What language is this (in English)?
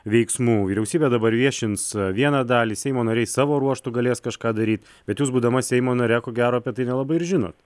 Lithuanian